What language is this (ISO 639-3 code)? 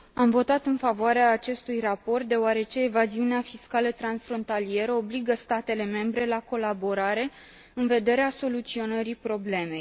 ron